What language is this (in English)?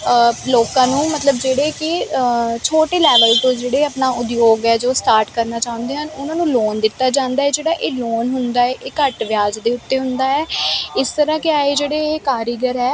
Punjabi